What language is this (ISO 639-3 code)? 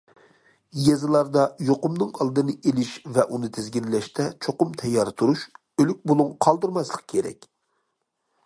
uig